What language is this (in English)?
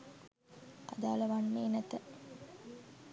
Sinhala